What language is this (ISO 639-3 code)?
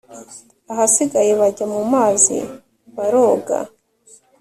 kin